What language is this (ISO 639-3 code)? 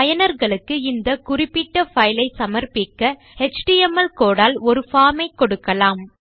tam